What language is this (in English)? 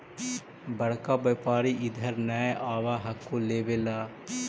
Magahi